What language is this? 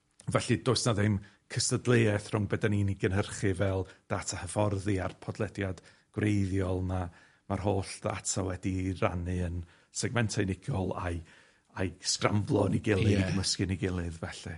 Welsh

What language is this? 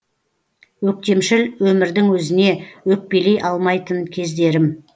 Kazakh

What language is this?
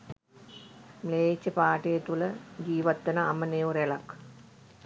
Sinhala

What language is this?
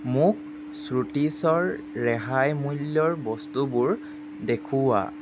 Assamese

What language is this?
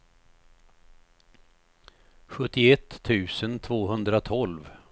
Swedish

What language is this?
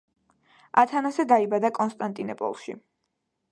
Georgian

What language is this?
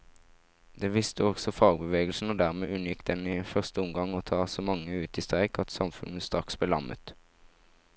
Norwegian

